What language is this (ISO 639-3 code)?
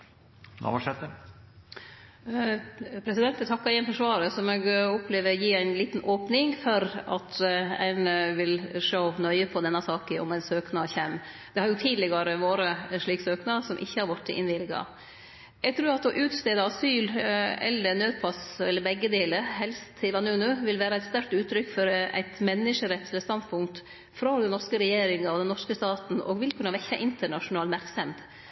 nor